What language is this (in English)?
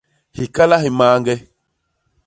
Basaa